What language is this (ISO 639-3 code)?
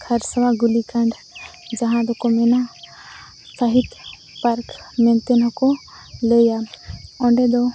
sat